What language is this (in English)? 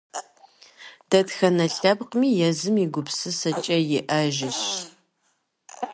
Kabardian